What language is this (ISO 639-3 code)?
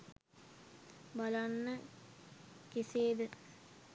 sin